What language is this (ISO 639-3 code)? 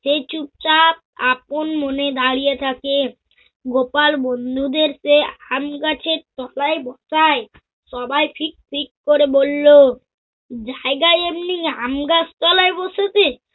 ben